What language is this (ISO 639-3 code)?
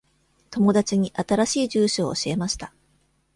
jpn